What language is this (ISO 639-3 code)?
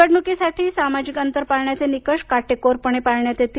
mar